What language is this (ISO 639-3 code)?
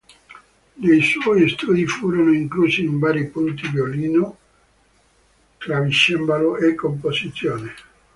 ita